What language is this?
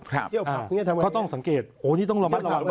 Thai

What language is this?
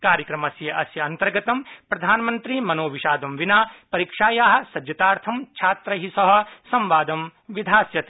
Sanskrit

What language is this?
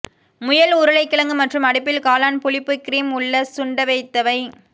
Tamil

